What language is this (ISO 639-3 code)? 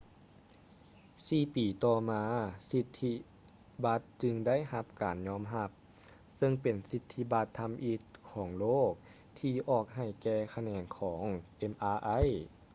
lao